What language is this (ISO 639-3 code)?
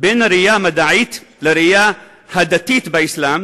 heb